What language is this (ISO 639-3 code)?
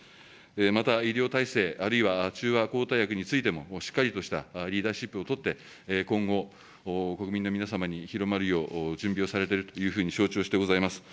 jpn